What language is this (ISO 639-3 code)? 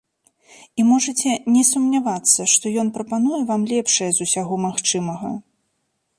bel